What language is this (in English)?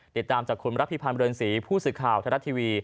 Thai